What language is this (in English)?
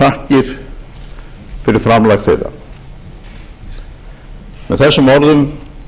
Icelandic